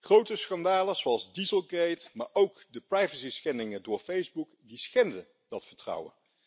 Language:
Dutch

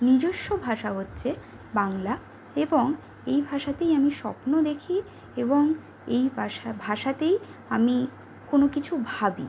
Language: Bangla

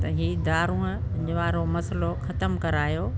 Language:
Sindhi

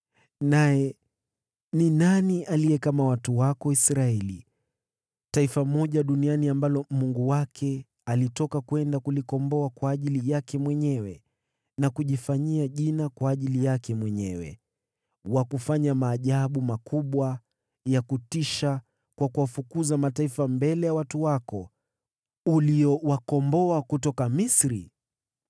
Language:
Swahili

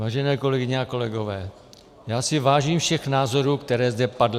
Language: Czech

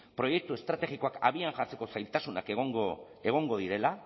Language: Basque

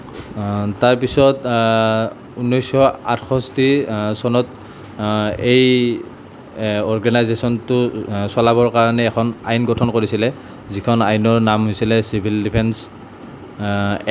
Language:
Assamese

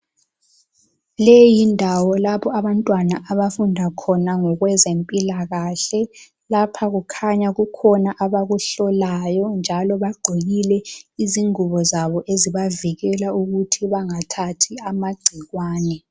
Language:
North Ndebele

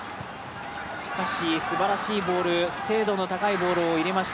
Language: Japanese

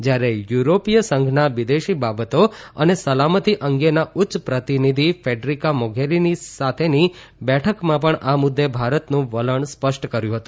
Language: Gujarati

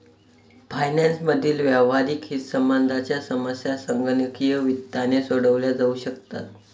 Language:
Marathi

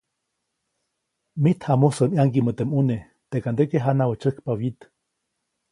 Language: Copainalá Zoque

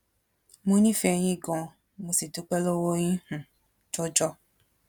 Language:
Yoruba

